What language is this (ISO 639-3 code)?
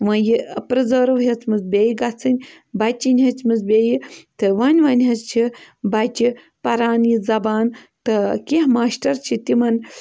kas